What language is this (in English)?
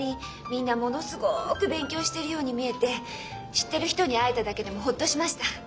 Japanese